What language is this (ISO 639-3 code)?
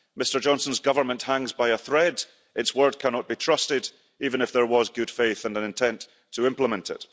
eng